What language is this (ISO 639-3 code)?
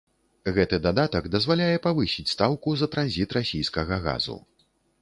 bel